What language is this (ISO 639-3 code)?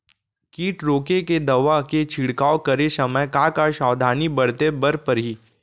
hne